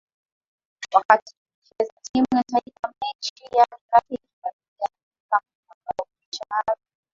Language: Swahili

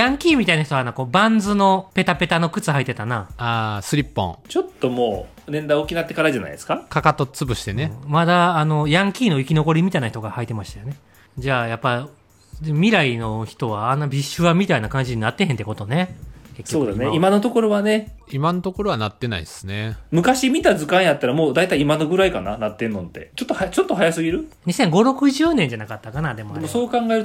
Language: Japanese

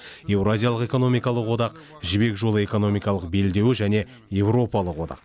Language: Kazakh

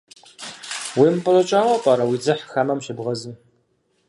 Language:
Kabardian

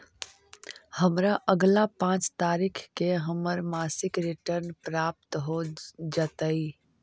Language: Magahi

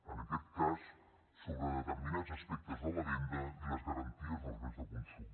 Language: Catalan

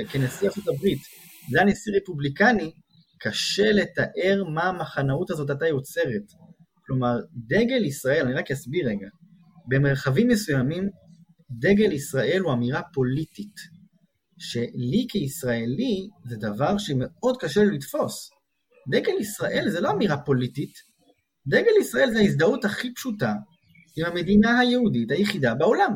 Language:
Hebrew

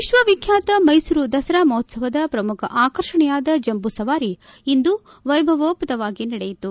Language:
Kannada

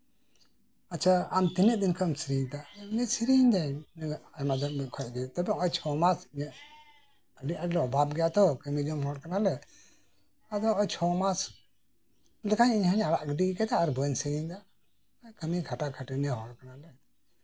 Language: Santali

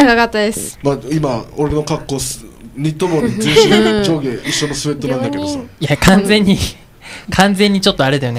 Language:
Japanese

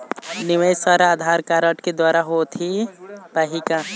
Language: Chhattisgarhi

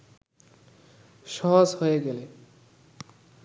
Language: Bangla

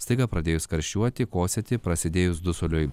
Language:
Lithuanian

